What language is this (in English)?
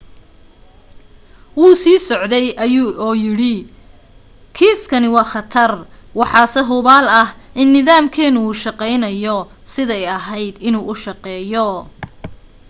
Somali